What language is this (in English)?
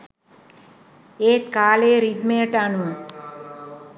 Sinhala